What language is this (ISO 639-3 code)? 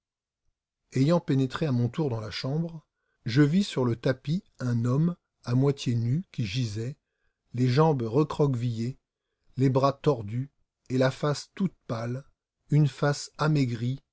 fra